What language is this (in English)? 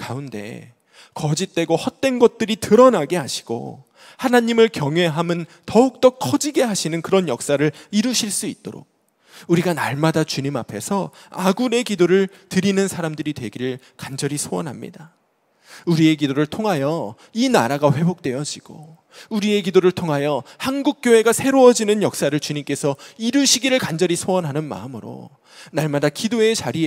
Korean